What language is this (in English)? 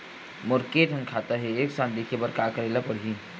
Chhattisgarhi